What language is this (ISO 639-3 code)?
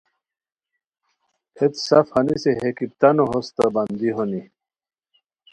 khw